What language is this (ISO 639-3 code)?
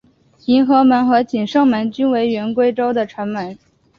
zho